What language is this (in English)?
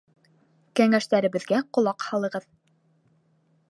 Bashkir